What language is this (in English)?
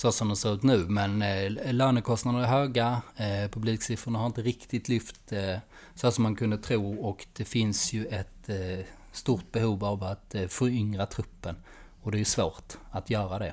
Swedish